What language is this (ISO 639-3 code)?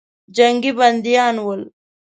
pus